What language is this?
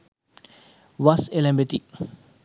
Sinhala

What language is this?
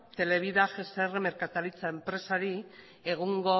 Basque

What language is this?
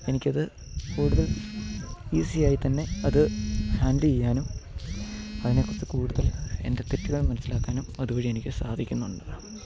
Malayalam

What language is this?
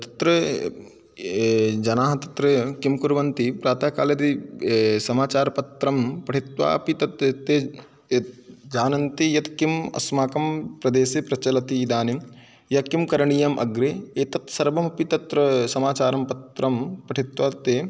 Sanskrit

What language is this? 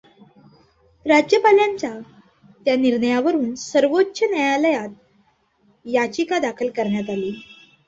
Marathi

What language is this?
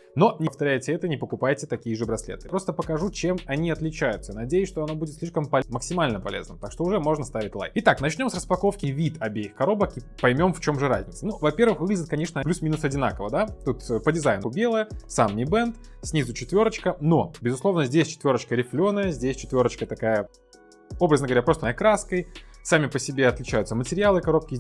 Russian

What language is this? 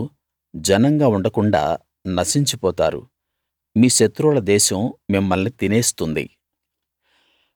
Telugu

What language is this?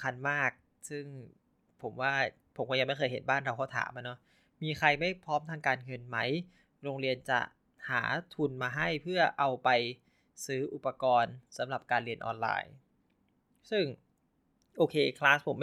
Thai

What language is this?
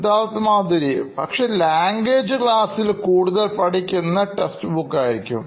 Malayalam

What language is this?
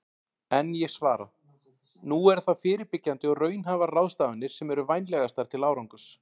Icelandic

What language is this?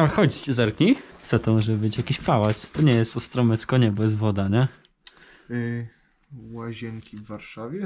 Polish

